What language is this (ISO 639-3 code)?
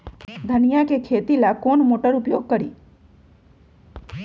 mag